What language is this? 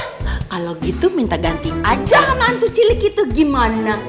Indonesian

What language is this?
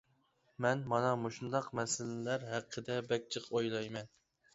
Uyghur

